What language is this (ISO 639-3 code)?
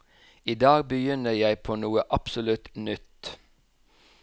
nor